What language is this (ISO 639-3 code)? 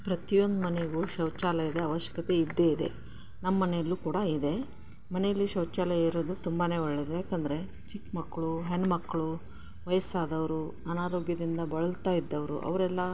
kan